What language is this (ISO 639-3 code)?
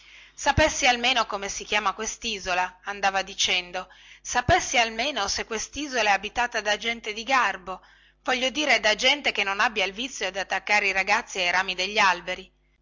ita